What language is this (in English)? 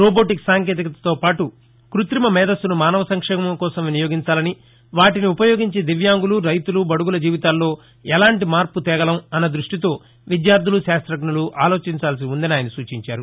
Telugu